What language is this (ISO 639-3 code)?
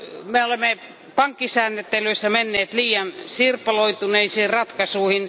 fin